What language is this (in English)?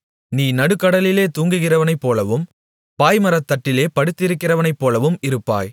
Tamil